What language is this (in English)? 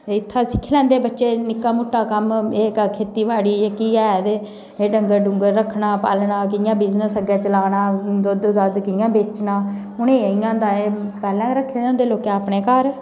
Dogri